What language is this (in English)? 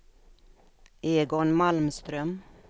Swedish